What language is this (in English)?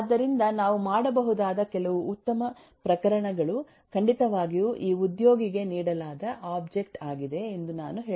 Kannada